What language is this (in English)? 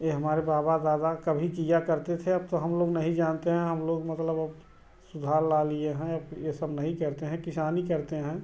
Hindi